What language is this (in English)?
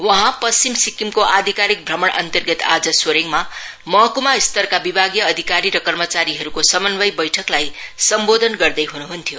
Nepali